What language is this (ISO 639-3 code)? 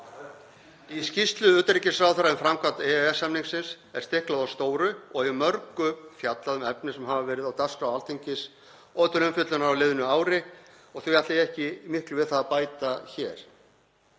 isl